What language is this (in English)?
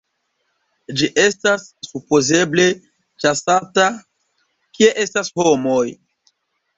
Esperanto